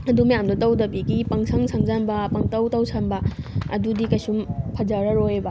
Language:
Manipuri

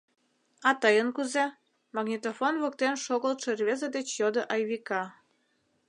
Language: Mari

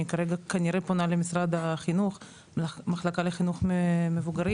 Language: Hebrew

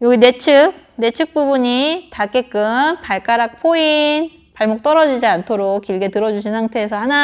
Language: Korean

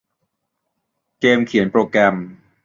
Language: Thai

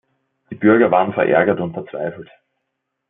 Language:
German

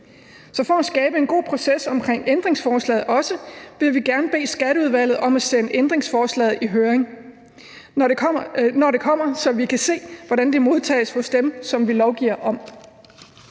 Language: Danish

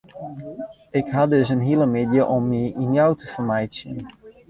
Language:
Western Frisian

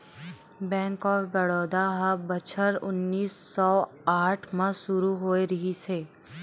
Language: Chhattisgarhi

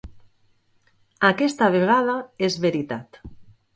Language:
Catalan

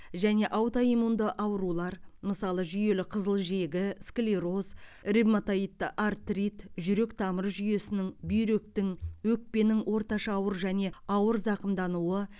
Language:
Kazakh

